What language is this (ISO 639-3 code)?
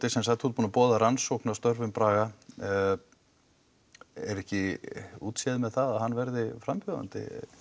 isl